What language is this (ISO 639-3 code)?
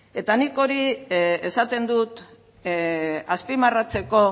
eus